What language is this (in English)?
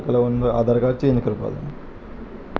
Konkani